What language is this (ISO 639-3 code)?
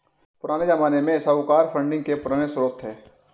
hin